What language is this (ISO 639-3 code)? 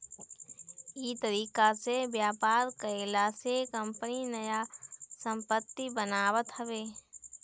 bho